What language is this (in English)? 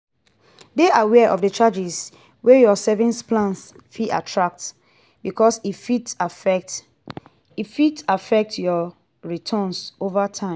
Nigerian Pidgin